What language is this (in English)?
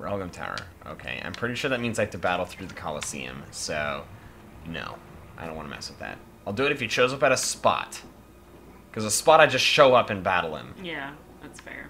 English